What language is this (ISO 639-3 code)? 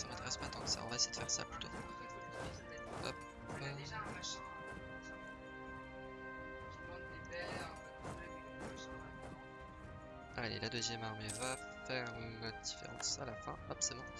fra